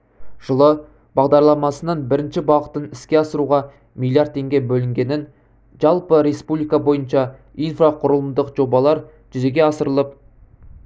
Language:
Kazakh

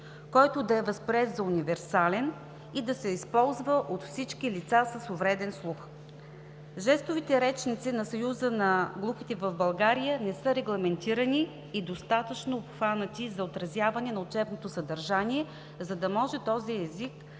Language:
Bulgarian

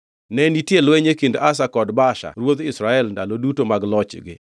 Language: Luo (Kenya and Tanzania)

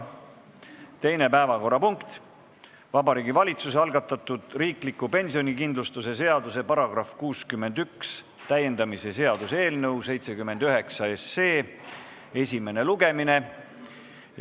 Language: Estonian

